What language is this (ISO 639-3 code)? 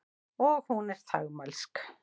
isl